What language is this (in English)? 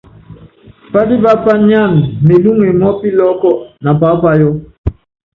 Yangben